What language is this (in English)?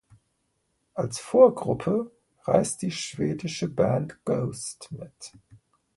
German